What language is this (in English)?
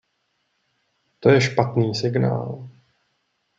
Czech